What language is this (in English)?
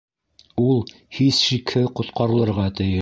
Bashkir